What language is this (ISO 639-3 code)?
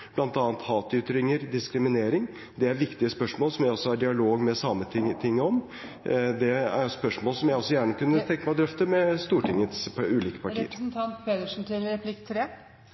nob